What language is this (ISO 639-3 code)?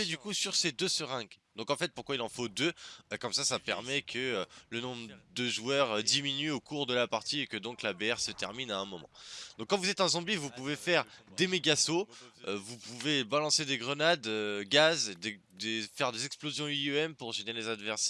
fra